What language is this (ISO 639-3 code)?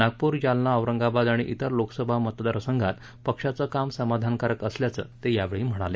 mar